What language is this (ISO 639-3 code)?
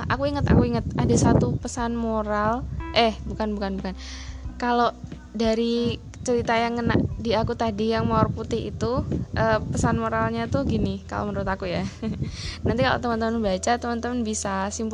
ind